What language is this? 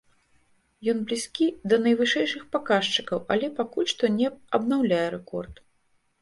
Belarusian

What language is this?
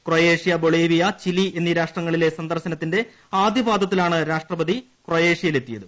Malayalam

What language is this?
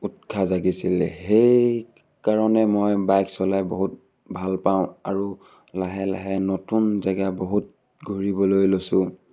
Assamese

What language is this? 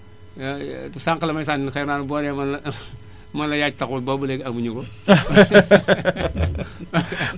Wolof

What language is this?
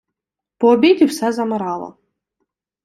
Ukrainian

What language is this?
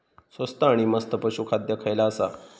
Marathi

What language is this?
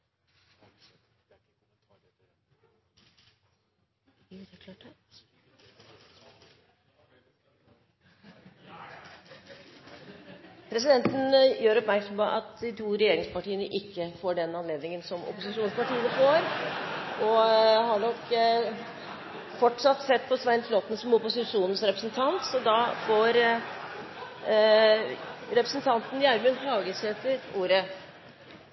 Norwegian Bokmål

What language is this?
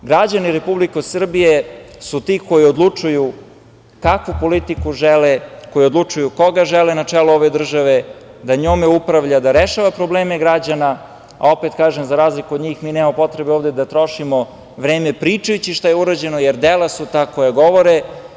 Serbian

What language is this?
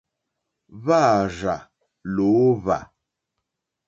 Mokpwe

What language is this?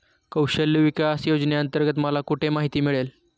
Marathi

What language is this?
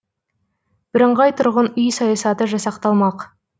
Kazakh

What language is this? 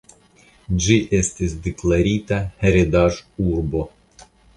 Esperanto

